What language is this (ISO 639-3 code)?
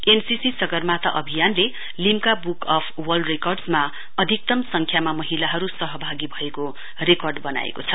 nep